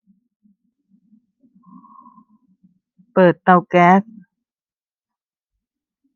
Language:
Thai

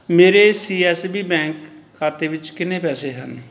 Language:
Punjabi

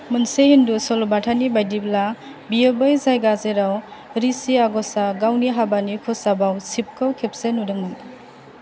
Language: Bodo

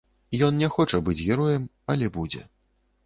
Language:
Belarusian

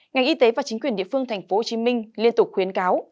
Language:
Vietnamese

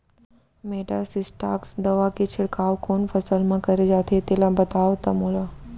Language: Chhattisgarhi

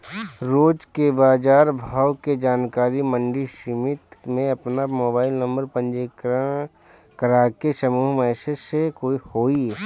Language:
Bhojpuri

